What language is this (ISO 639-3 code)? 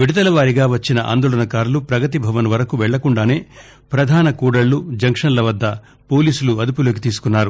tel